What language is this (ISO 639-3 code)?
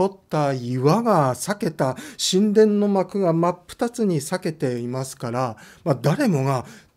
jpn